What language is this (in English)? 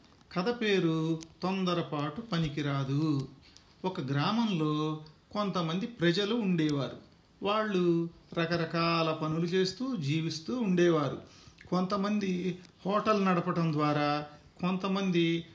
Telugu